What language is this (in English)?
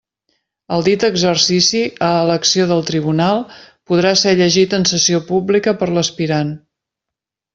Catalan